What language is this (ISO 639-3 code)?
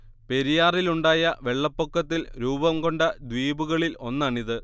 mal